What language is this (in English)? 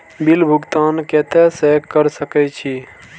Maithili